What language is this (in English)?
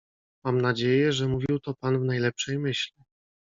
Polish